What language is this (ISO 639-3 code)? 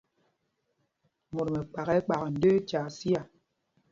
mgg